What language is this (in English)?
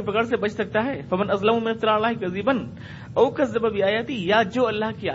Urdu